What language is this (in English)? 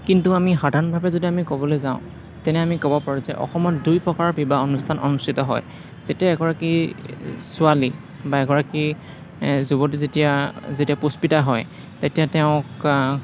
Assamese